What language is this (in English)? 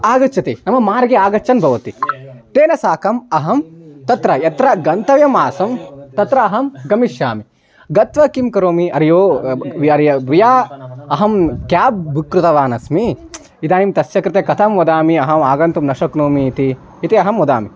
Sanskrit